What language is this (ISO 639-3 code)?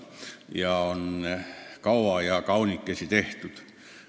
est